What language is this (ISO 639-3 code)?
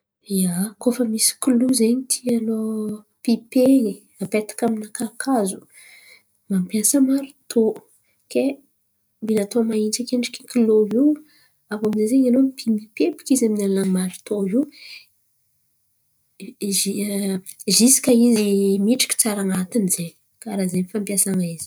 xmv